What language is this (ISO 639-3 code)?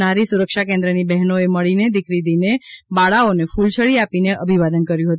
guj